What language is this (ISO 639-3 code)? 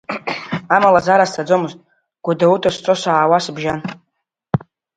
abk